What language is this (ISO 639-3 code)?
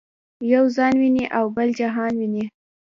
pus